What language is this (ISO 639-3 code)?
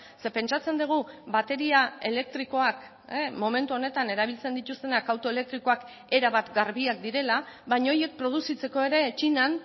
eus